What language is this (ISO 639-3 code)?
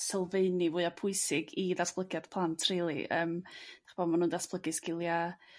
cym